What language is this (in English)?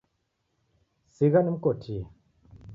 Taita